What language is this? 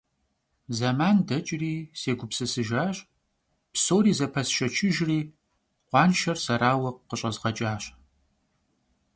Kabardian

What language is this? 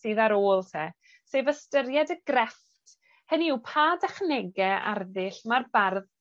Welsh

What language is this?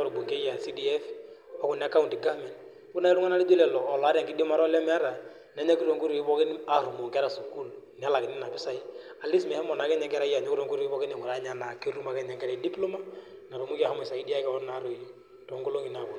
Masai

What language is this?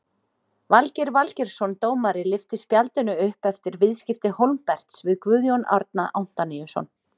Icelandic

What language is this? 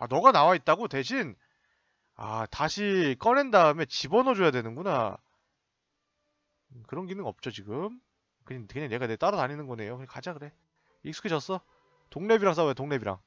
Korean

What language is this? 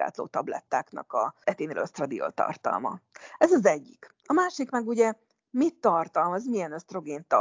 Hungarian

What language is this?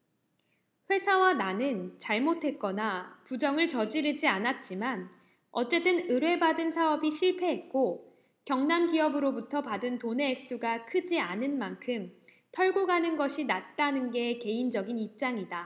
Korean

